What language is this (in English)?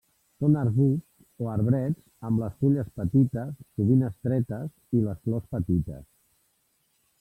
Catalan